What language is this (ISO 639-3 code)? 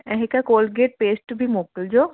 snd